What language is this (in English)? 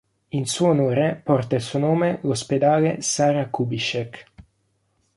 Italian